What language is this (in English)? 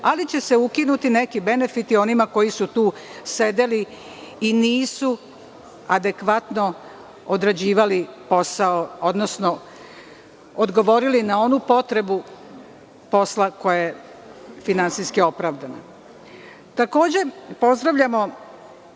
Serbian